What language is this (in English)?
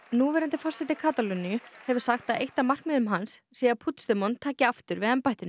Icelandic